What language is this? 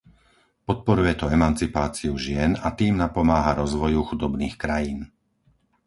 Slovak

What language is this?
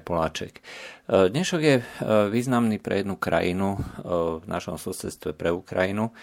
Slovak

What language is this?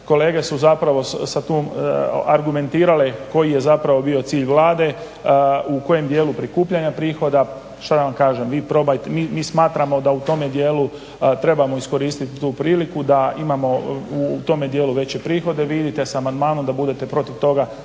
Croatian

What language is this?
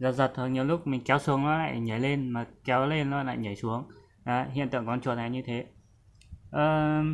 Vietnamese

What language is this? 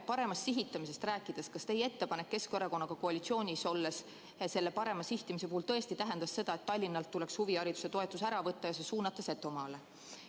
Estonian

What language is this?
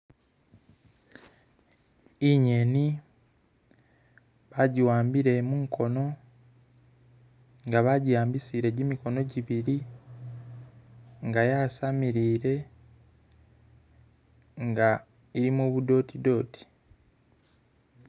Masaaba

